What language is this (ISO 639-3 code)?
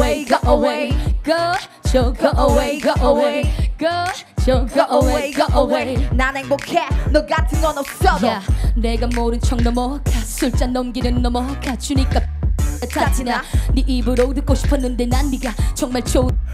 nld